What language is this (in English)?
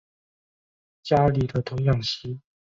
Chinese